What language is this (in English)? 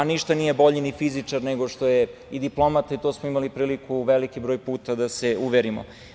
Serbian